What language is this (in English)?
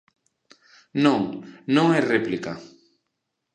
Galician